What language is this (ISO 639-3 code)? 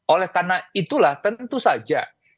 ind